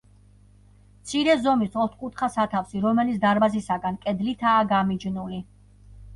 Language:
Georgian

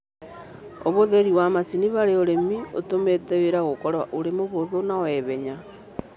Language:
Kikuyu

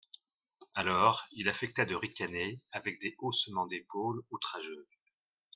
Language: French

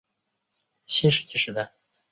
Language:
Chinese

